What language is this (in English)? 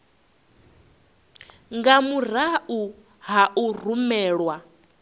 Venda